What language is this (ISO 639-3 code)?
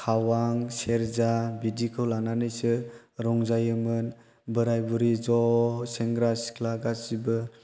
brx